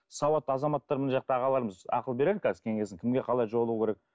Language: Kazakh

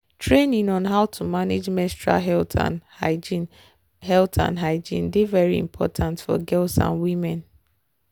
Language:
Nigerian Pidgin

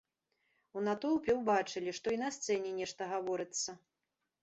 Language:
Belarusian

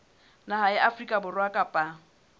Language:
Southern Sotho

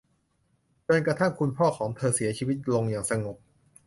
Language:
Thai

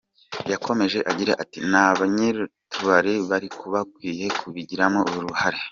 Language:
Kinyarwanda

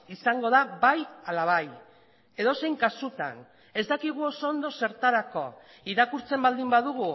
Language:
Basque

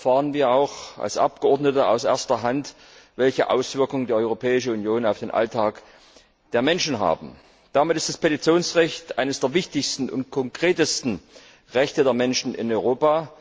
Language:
German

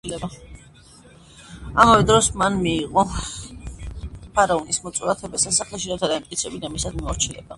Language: Georgian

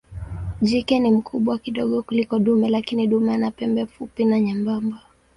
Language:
Swahili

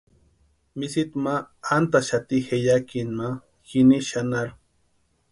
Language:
Western Highland Purepecha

